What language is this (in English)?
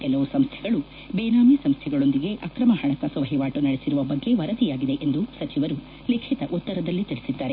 Kannada